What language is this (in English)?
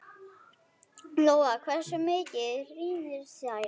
Icelandic